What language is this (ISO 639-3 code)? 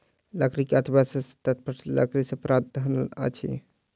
mai